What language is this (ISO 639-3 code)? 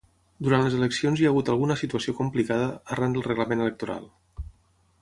cat